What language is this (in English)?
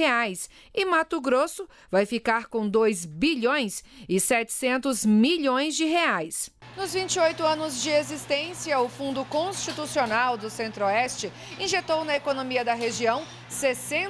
Portuguese